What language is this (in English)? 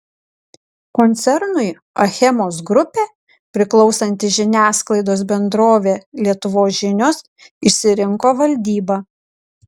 Lithuanian